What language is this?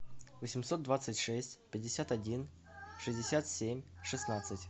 Russian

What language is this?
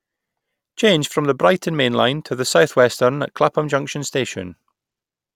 English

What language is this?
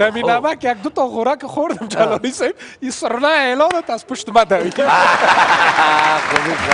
Persian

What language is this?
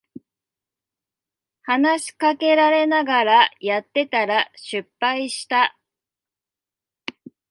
Japanese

